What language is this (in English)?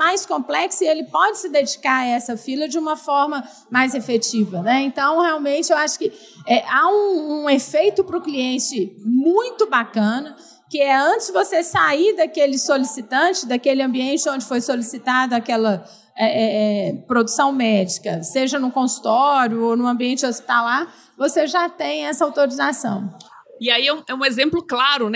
Portuguese